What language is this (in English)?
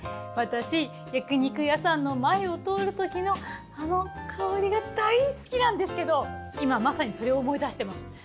Japanese